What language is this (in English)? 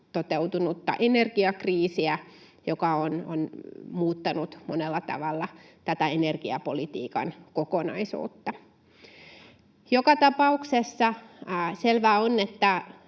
Finnish